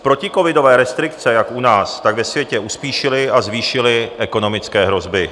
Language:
Czech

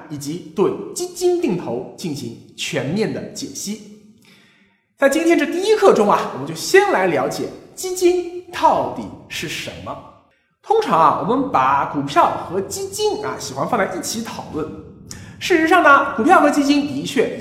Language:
Chinese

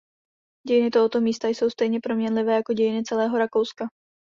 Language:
Czech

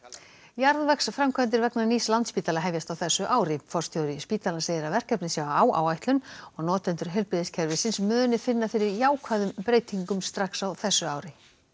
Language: Icelandic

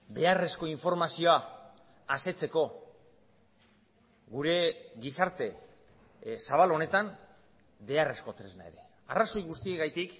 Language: Basque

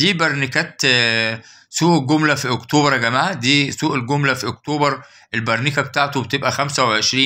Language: Arabic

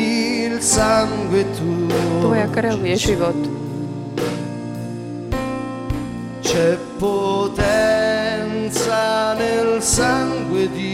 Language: Slovak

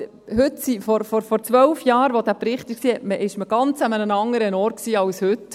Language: Swiss German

